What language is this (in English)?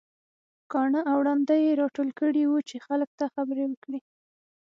Pashto